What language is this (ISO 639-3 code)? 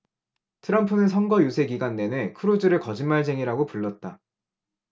kor